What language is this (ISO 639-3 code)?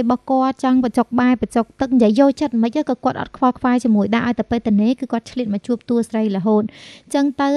tha